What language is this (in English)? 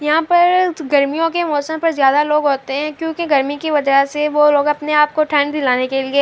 Urdu